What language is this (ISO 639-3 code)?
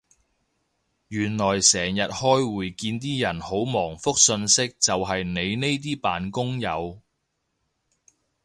yue